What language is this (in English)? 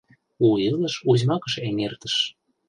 Mari